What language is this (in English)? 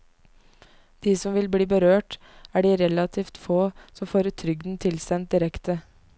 Norwegian